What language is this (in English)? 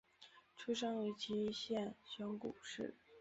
Chinese